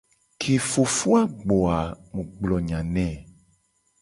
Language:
Gen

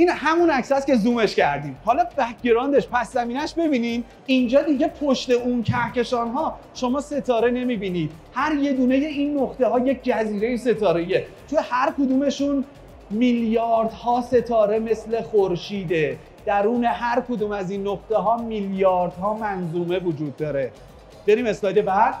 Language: Persian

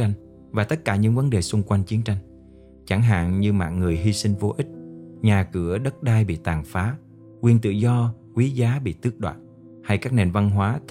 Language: Vietnamese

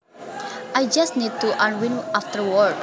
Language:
Javanese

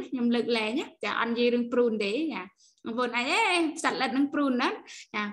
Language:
Vietnamese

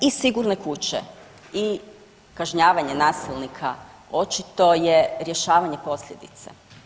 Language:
Croatian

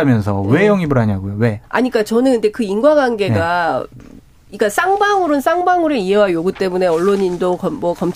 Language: Korean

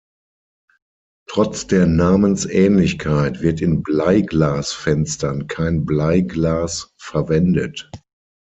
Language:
German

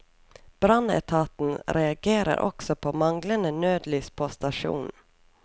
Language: Norwegian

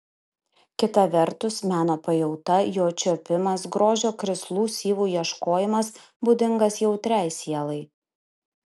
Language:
Lithuanian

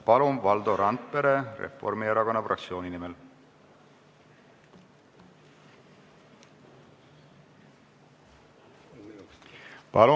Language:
Estonian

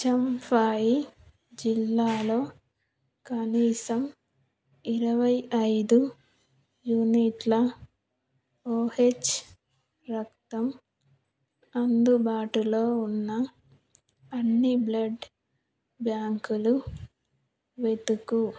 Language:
Telugu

